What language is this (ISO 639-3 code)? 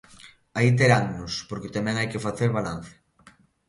glg